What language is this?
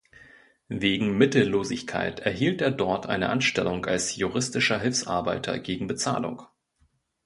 German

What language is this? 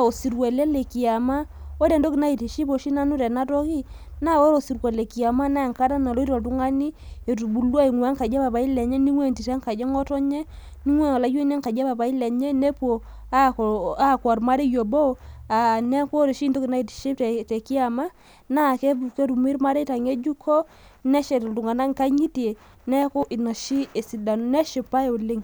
Masai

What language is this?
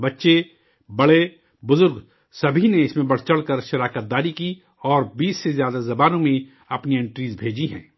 Urdu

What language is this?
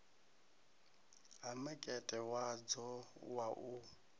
Venda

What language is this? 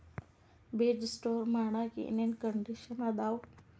Kannada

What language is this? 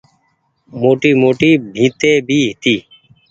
Goaria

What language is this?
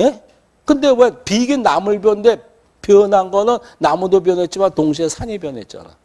Korean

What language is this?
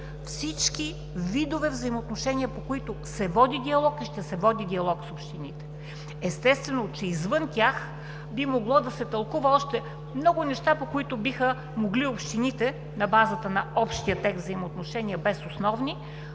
Bulgarian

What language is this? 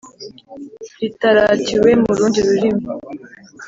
Kinyarwanda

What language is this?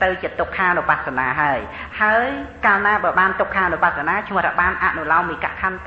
Thai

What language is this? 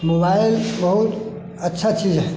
Maithili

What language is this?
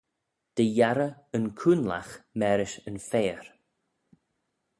Manx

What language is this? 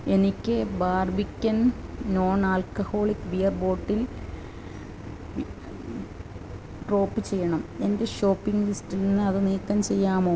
Malayalam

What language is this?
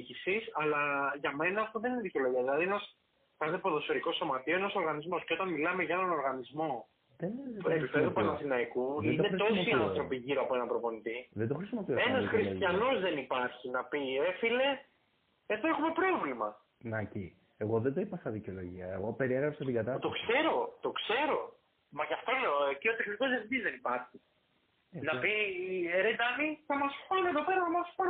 Greek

